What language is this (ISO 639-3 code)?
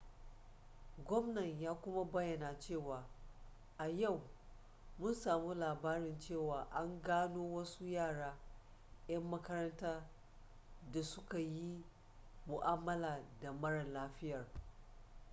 hau